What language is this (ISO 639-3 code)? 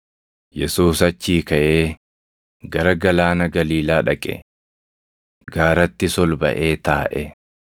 orm